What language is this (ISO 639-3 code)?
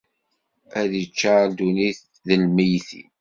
kab